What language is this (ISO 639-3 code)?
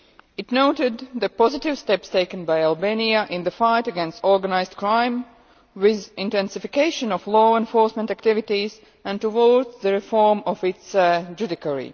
eng